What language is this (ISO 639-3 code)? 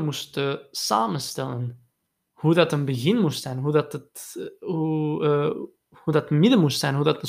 nld